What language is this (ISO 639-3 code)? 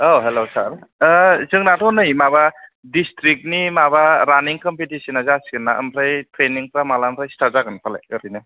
brx